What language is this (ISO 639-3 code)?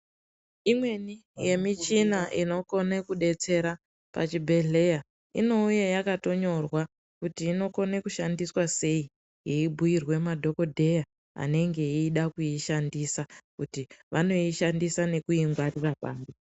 ndc